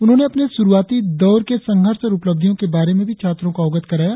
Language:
Hindi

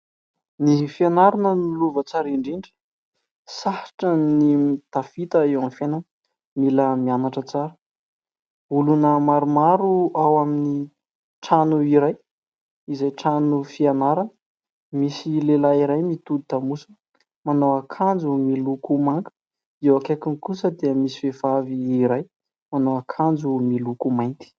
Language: Malagasy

